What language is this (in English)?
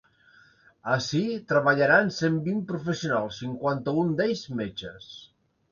Catalan